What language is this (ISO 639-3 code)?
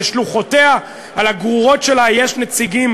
heb